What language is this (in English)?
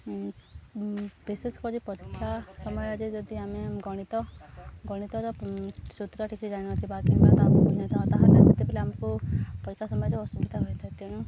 Odia